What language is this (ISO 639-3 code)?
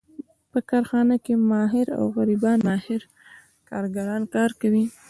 pus